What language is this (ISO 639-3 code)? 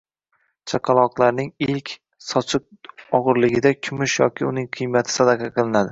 uzb